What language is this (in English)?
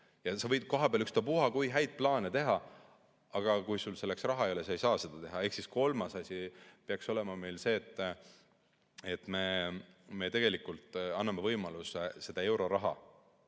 Estonian